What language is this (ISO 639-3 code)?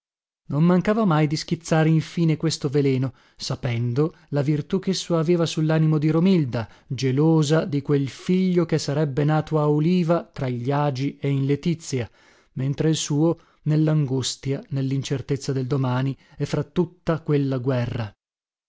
ita